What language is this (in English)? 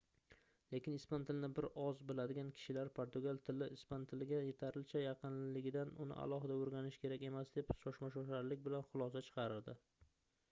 Uzbek